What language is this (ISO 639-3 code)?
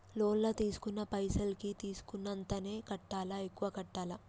tel